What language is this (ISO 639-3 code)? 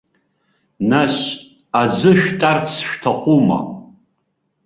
abk